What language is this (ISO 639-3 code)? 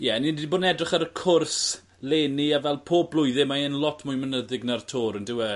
cym